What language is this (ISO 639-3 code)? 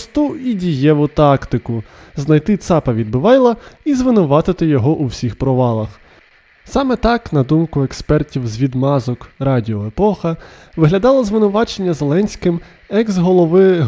ukr